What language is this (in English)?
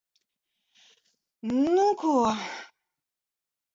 Latvian